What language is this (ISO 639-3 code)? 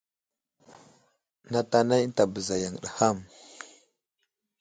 udl